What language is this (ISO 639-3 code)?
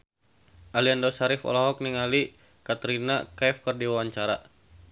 sun